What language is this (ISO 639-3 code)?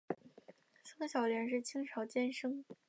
zho